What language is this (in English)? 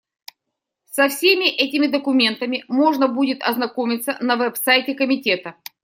Russian